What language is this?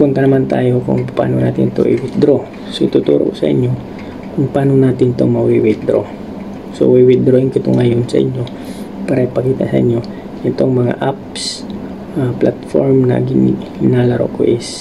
Filipino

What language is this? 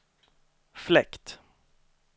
Swedish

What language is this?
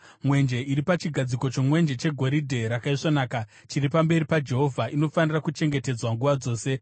Shona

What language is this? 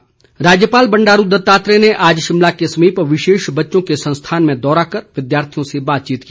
Hindi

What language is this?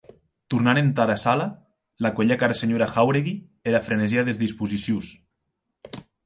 Occitan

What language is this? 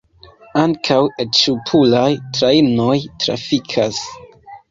Esperanto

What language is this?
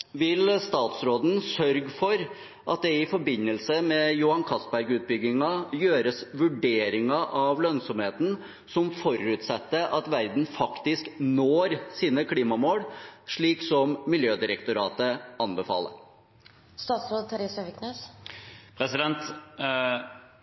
Norwegian Bokmål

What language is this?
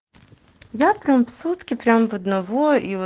Russian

